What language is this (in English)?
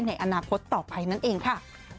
Thai